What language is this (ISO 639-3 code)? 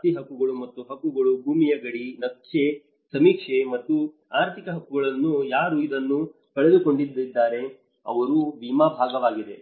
kan